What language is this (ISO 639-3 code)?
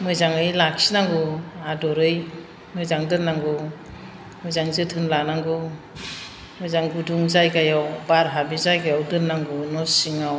brx